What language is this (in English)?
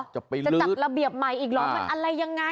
Thai